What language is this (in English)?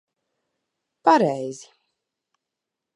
Latvian